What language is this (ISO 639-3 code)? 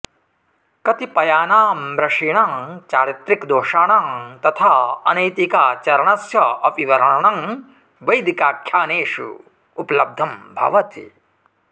san